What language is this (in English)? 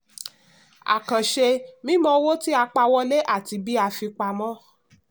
Yoruba